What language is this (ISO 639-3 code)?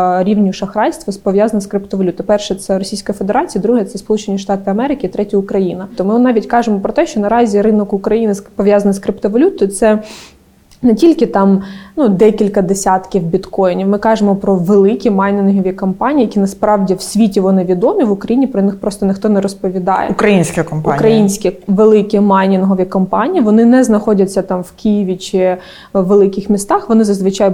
ukr